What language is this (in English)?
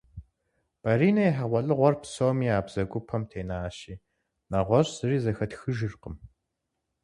Kabardian